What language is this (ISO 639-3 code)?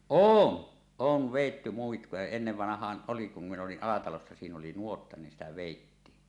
fin